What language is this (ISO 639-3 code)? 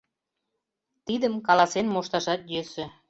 chm